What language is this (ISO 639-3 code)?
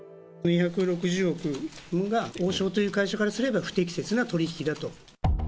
jpn